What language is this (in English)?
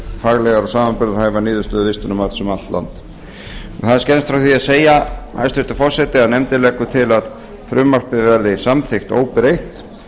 Icelandic